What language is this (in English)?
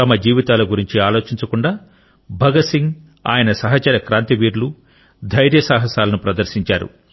Telugu